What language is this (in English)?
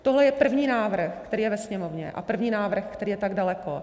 Czech